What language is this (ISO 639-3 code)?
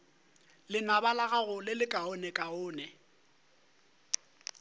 nso